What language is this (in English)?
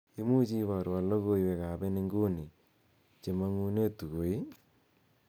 Kalenjin